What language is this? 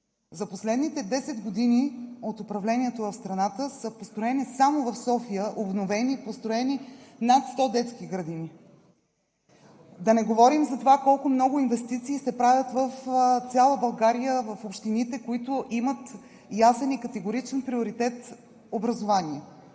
Bulgarian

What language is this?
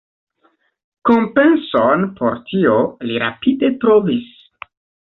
Esperanto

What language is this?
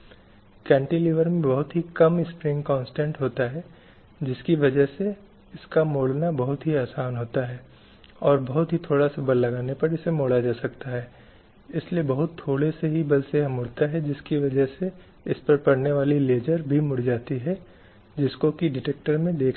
Hindi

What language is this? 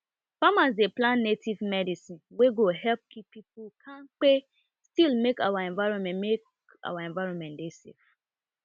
Nigerian Pidgin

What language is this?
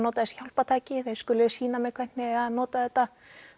Icelandic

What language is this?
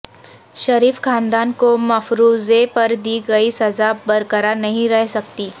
Urdu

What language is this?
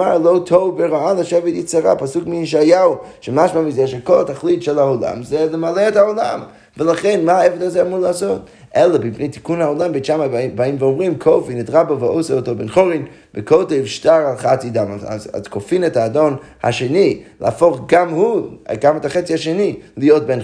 Hebrew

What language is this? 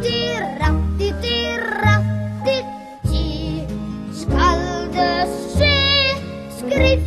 Thai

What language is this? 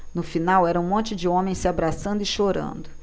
Portuguese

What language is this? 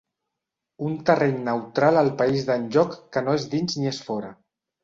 Catalan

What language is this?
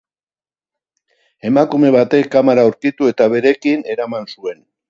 Basque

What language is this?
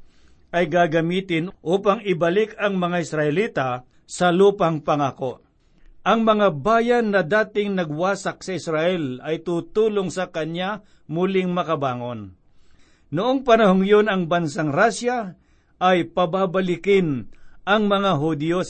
Filipino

